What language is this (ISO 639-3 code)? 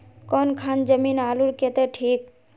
mag